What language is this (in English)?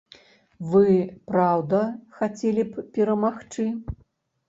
Belarusian